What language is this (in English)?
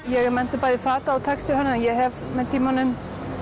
Icelandic